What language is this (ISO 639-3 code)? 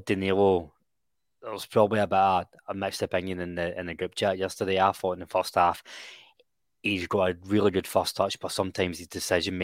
eng